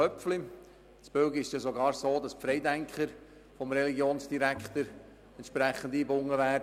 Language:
Swiss German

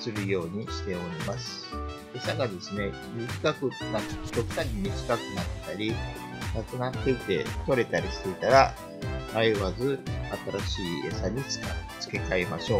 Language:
Japanese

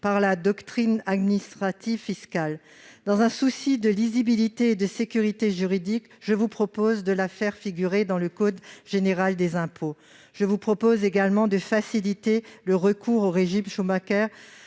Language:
French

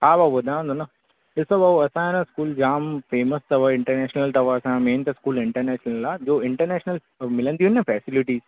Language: Sindhi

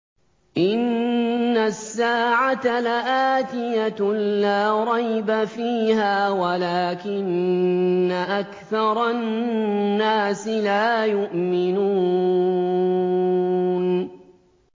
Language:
Arabic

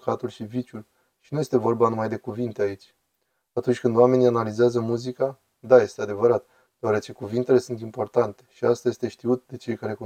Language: Romanian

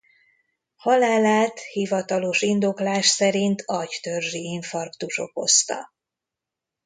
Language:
Hungarian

